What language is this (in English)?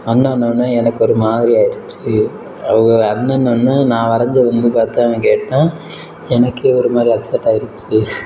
Tamil